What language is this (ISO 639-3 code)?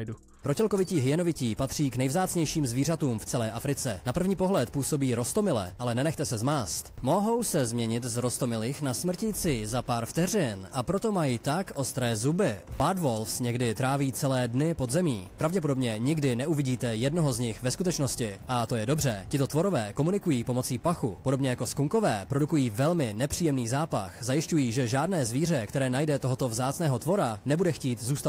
ces